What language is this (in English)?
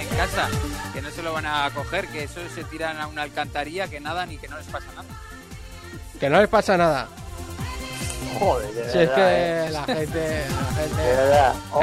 Spanish